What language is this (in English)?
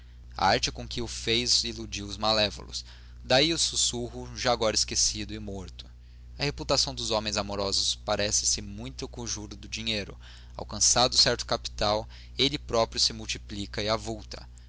Portuguese